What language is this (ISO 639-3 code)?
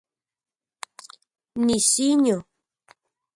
ncx